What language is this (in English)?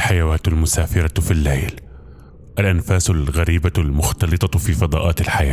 Arabic